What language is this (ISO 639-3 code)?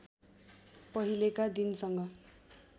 nep